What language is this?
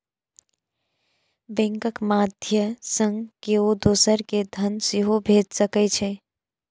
Maithili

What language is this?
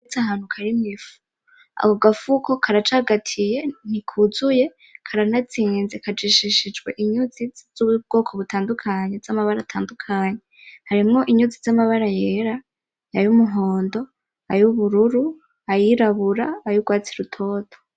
Rundi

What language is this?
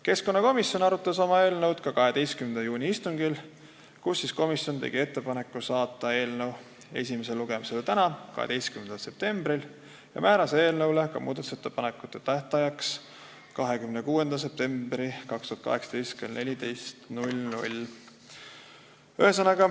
Estonian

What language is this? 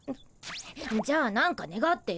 Japanese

